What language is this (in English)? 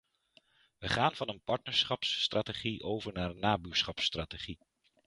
Dutch